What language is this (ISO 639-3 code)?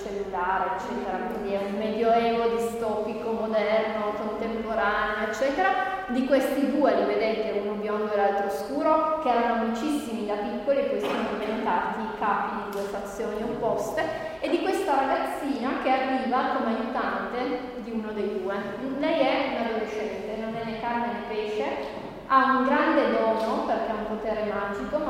ita